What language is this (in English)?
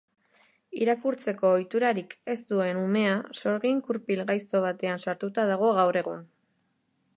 Basque